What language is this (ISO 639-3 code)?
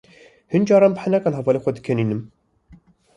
kur